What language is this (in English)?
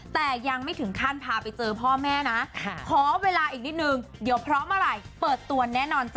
Thai